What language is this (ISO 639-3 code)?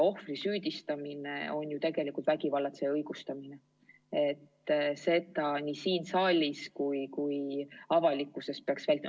est